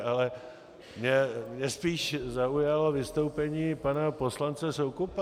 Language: Czech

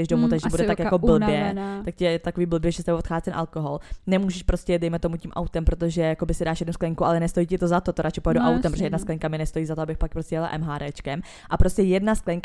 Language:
Czech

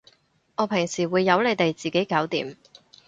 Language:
Cantonese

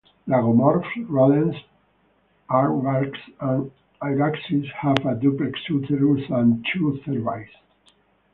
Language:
English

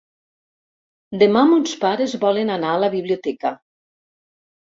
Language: Catalan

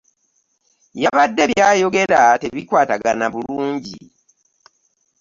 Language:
Ganda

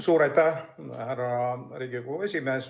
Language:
Estonian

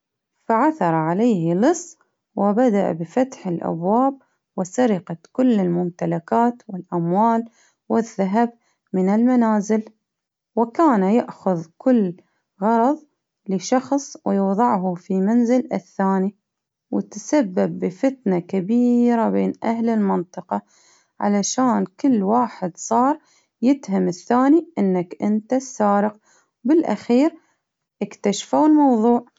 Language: Baharna Arabic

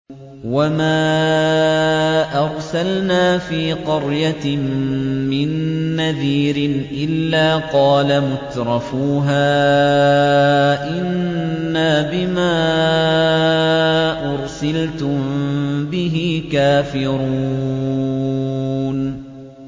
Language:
Arabic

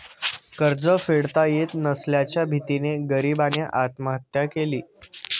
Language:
Marathi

